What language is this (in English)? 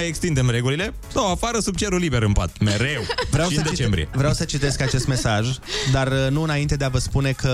Romanian